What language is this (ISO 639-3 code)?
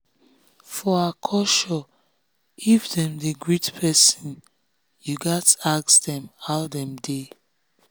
pcm